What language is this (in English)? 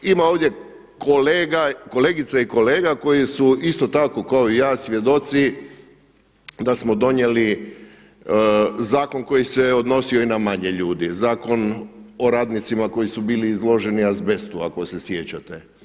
Croatian